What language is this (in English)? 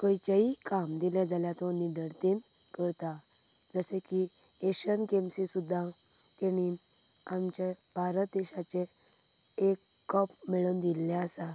Konkani